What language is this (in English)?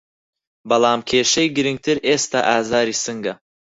Central Kurdish